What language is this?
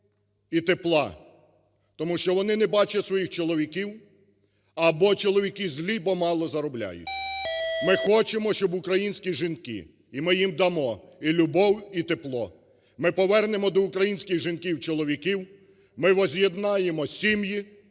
Ukrainian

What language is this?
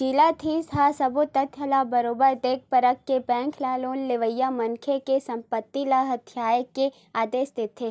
Chhattisgarhi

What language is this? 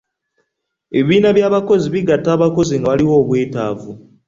Ganda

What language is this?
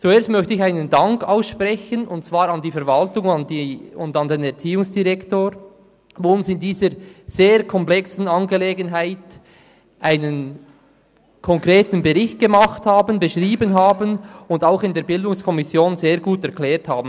Swiss German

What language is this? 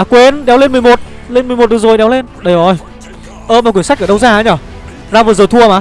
Vietnamese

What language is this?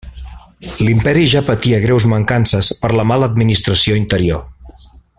Catalan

